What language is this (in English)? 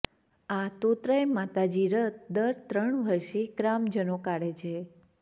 Gujarati